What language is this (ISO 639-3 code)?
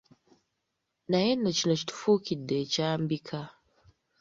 lug